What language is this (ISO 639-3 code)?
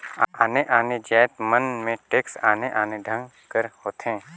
hne